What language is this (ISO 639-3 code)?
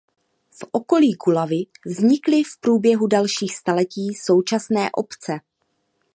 ces